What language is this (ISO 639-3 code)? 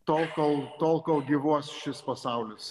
lit